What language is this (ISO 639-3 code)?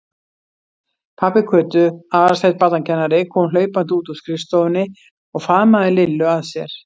isl